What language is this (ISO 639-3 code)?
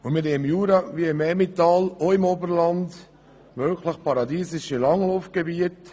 gsw